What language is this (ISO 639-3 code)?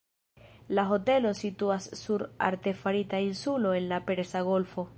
epo